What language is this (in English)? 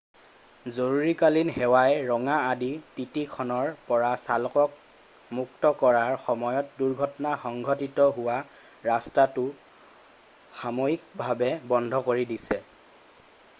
Assamese